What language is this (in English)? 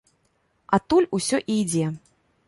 Belarusian